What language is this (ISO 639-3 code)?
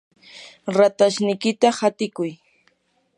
qur